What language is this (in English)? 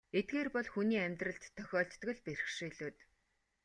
Mongolian